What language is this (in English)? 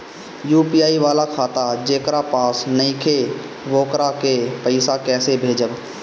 Bhojpuri